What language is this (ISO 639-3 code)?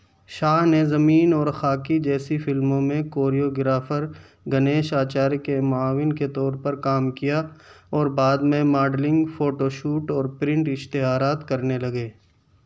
urd